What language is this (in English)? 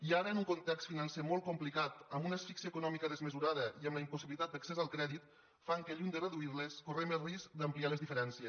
Catalan